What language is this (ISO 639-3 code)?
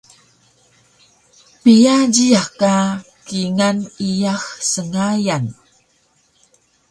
trv